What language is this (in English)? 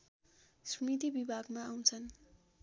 Nepali